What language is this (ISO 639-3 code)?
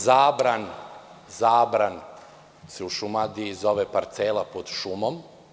srp